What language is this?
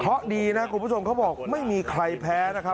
Thai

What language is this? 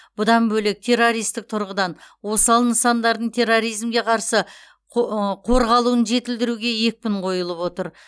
Kazakh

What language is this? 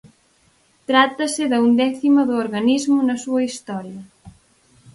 Galician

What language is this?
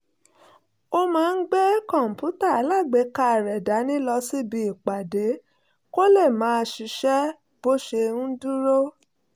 Yoruba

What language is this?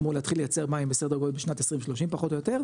Hebrew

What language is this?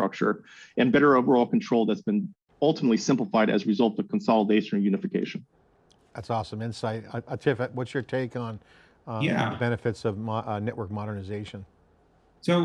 English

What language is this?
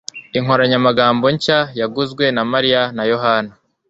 Kinyarwanda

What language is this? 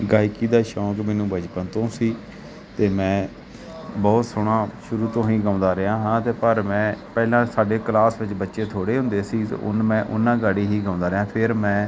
Punjabi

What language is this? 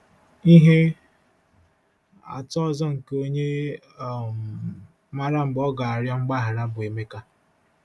Igbo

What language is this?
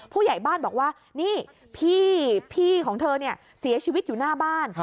Thai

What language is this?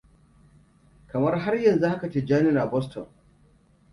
Hausa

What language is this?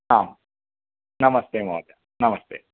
Sanskrit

